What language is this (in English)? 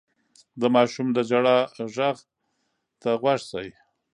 Pashto